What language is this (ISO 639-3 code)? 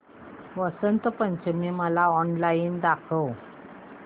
mar